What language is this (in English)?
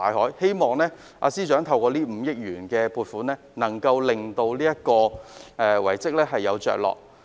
Cantonese